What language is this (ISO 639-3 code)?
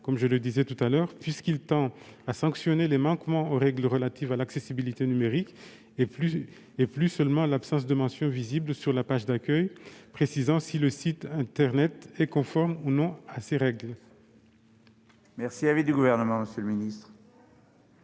fra